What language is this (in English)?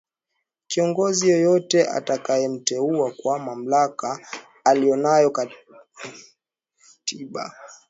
Swahili